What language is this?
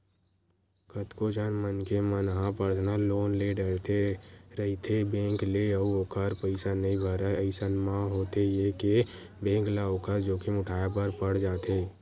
Chhattisgarhi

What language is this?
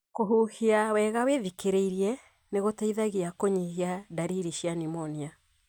Kikuyu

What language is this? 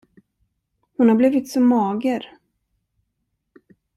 Swedish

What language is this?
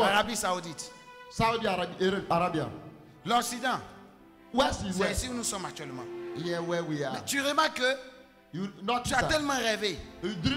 French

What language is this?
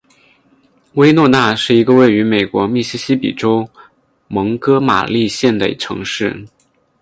Chinese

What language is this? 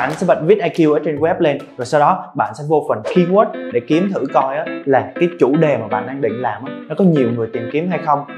Vietnamese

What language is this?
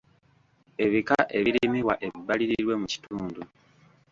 Ganda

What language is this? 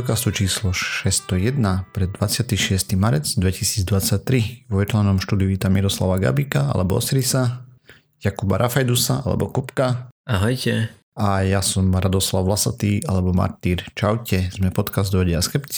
Slovak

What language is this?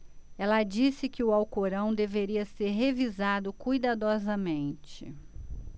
Portuguese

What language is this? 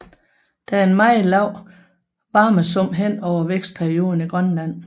Danish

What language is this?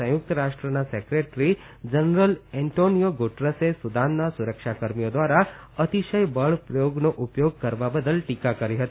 Gujarati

